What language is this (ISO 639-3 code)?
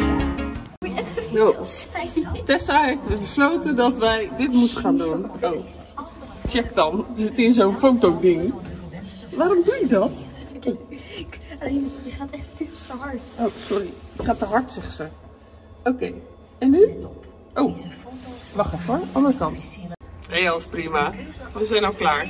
nld